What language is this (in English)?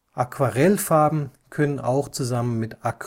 German